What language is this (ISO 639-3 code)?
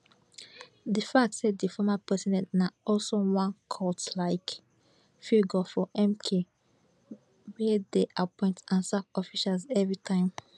pcm